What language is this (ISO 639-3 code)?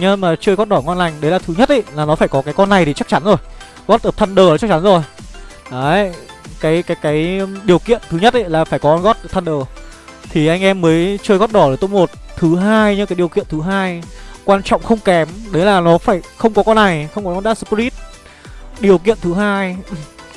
vie